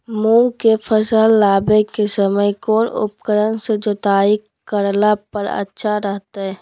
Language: Magahi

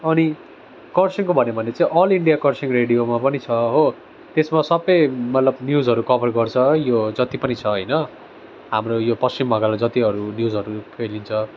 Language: Nepali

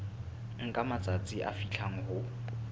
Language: Southern Sotho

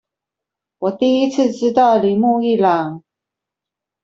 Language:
Chinese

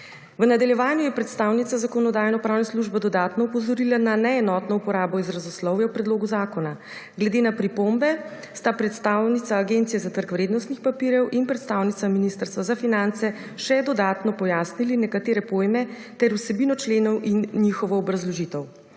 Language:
Slovenian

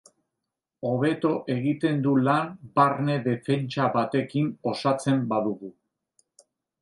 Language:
Basque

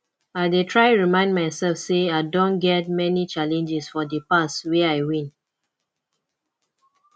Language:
Nigerian Pidgin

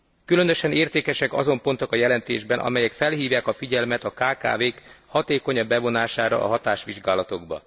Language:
Hungarian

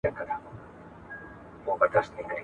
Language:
Pashto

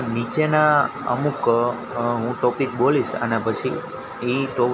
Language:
Gujarati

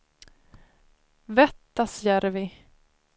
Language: Swedish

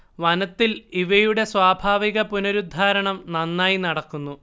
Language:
Malayalam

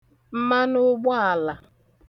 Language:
Igbo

